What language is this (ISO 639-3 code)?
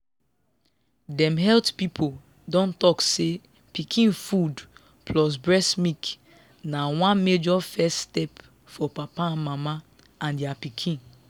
pcm